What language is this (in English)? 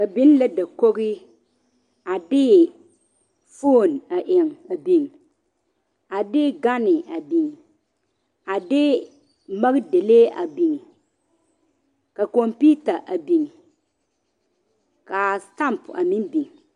Southern Dagaare